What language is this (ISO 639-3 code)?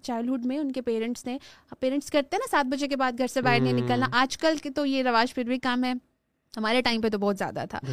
urd